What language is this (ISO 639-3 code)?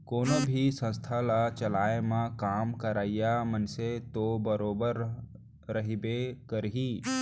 hne